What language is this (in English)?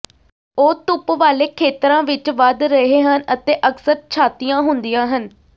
Punjabi